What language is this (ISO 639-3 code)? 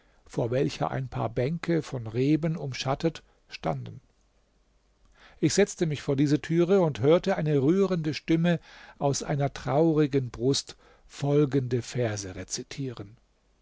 deu